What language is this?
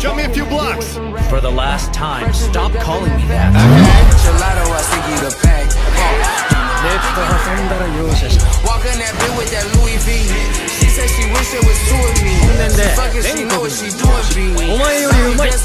English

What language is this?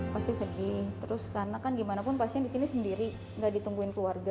Indonesian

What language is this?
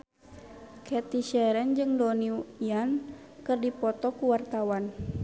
Sundanese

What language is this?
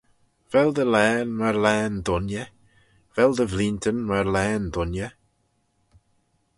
Manx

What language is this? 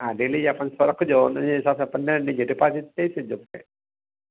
Sindhi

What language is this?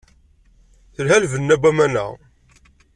Kabyle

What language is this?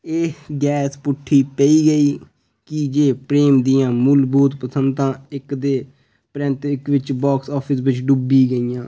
Dogri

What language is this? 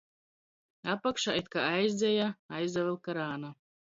Latgalian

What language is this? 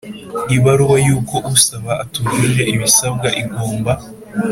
Kinyarwanda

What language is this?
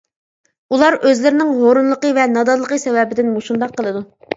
Uyghur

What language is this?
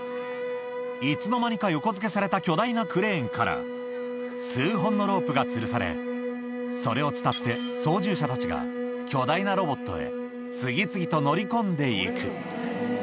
Japanese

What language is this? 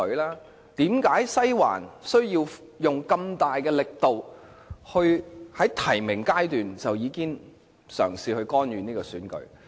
Cantonese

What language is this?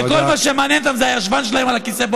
Hebrew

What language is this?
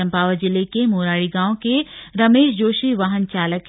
Hindi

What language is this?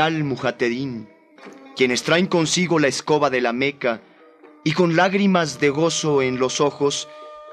Spanish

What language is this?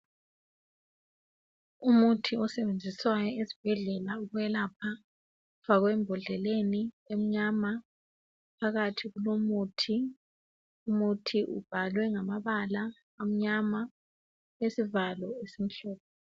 North Ndebele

